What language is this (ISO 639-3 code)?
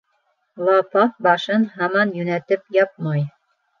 bak